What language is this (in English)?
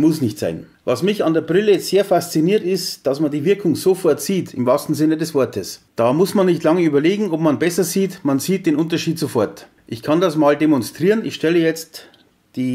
German